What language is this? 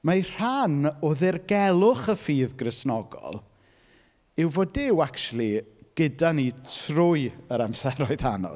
Welsh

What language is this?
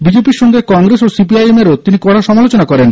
Bangla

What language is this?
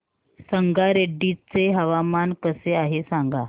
Marathi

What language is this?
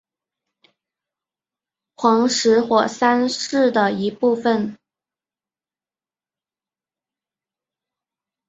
Chinese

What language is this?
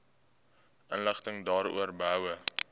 Afrikaans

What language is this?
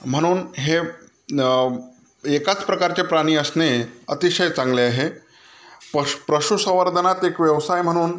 Marathi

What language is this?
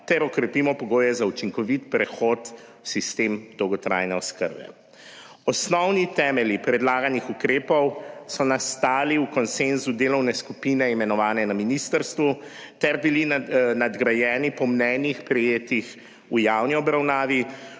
Slovenian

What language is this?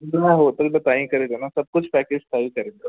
Sindhi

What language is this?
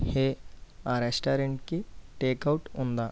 Telugu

